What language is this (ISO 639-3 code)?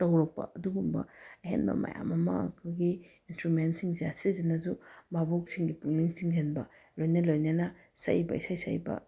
mni